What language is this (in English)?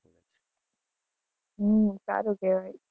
Gujarati